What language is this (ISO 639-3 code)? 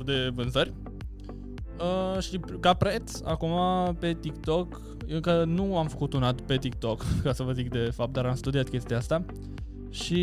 ron